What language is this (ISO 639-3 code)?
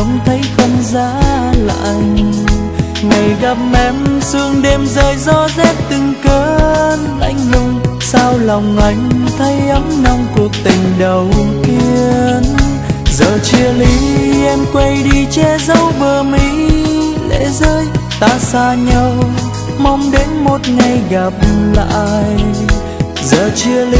vie